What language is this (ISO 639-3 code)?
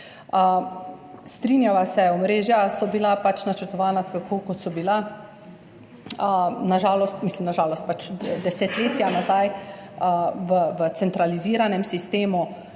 slv